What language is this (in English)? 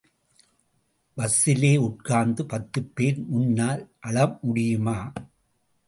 Tamil